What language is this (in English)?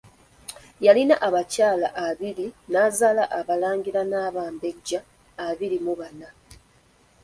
Ganda